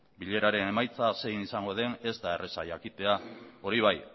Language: Basque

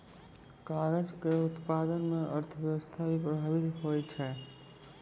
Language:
Maithili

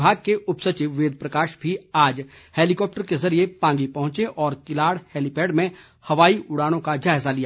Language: Hindi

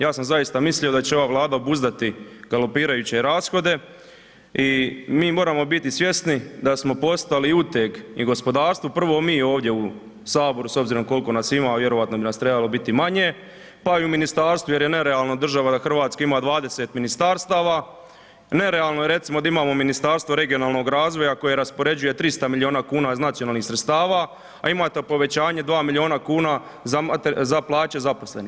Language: Croatian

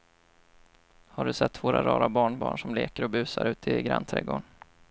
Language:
Swedish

